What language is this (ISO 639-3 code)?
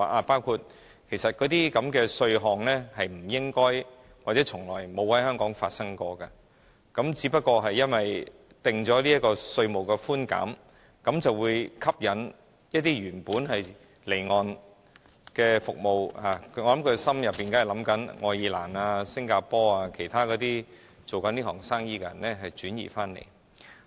yue